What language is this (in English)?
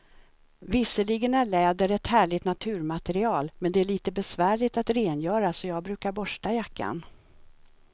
Swedish